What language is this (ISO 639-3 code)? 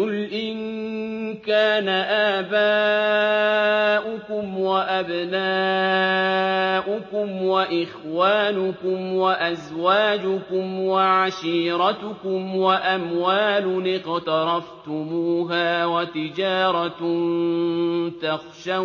ara